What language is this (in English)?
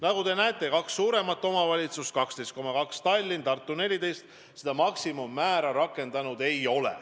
Estonian